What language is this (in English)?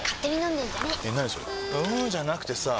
Japanese